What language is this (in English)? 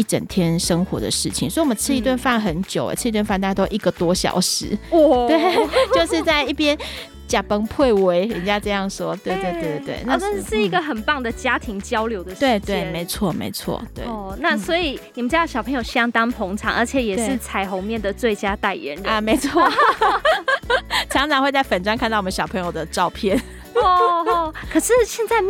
Chinese